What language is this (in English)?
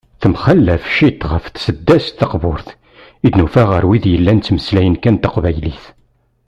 Kabyle